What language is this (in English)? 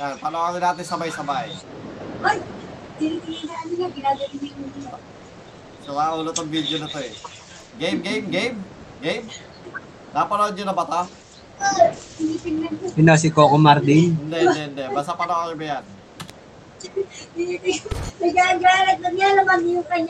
Filipino